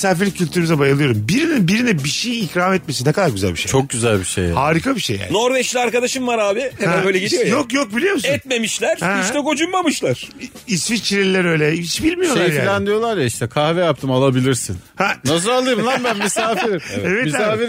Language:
Turkish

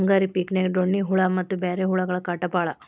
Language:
Kannada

